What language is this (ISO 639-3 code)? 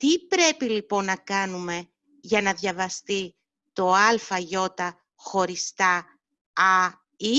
ell